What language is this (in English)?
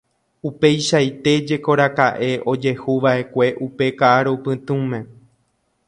Guarani